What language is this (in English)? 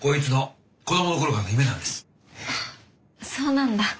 Japanese